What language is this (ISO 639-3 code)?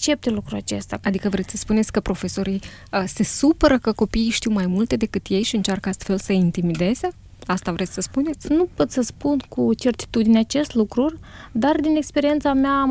ron